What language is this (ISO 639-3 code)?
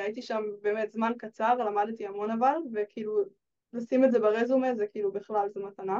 heb